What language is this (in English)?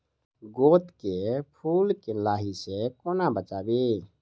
Maithili